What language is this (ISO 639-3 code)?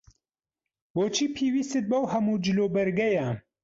ckb